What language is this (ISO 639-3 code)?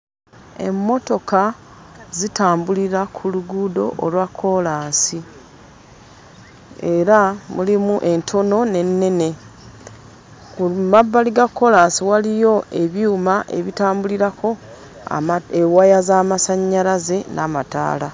lug